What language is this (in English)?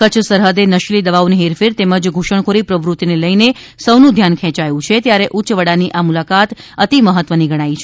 Gujarati